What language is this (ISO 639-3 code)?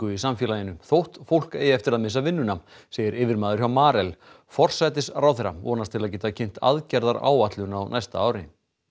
isl